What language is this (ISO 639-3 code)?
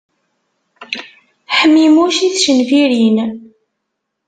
kab